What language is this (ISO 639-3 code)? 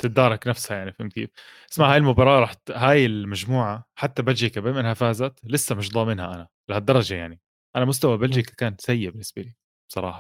ara